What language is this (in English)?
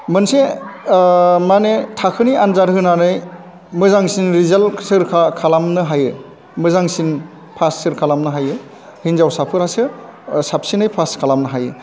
Bodo